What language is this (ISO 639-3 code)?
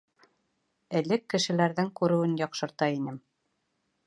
bak